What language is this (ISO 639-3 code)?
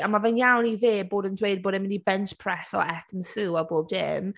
cym